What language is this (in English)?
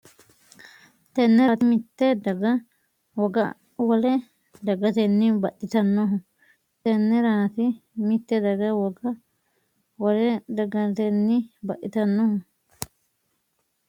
Sidamo